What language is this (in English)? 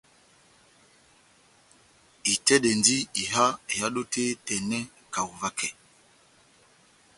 Batanga